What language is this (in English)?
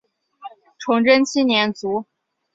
Chinese